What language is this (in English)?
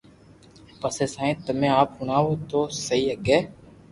Loarki